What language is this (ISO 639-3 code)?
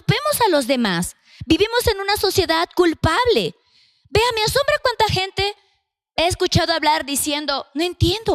spa